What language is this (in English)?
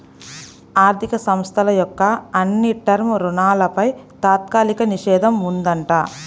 Telugu